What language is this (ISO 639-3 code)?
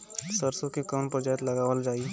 bho